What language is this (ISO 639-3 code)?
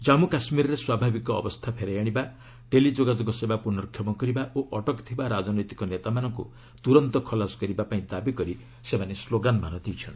ori